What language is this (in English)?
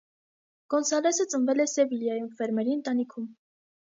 Armenian